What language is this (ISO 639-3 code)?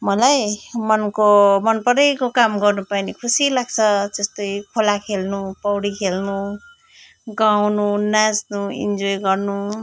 nep